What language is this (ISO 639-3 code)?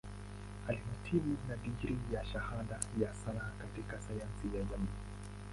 swa